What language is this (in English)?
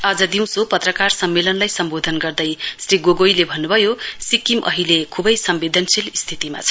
Nepali